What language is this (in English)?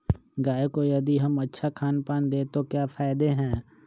Magahi